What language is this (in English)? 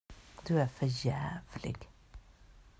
Swedish